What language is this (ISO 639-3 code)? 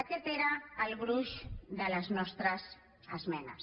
cat